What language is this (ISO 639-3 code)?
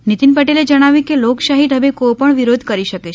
guj